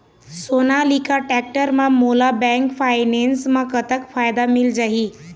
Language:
Chhattisgarhi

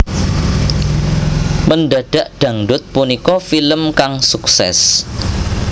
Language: Javanese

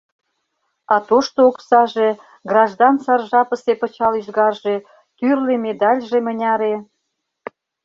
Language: Mari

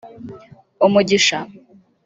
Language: Kinyarwanda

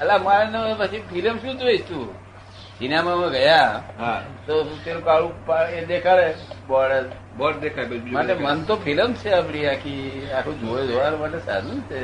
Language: Gujarati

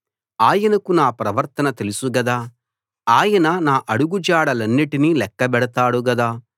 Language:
Telugu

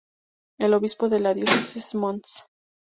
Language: Spanish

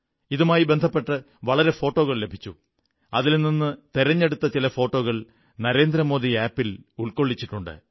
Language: Malayalam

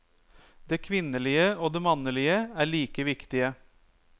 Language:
Norwegian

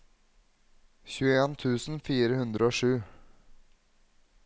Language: Norwegian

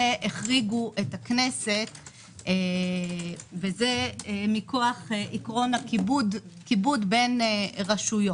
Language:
Hebrew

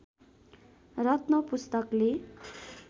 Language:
Nepali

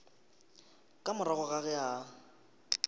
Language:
Northern Sotho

